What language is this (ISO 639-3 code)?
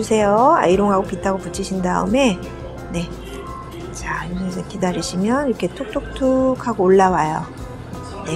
kor